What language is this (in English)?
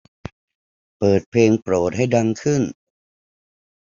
Thai